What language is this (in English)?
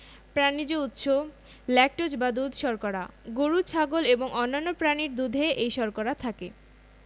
Bangla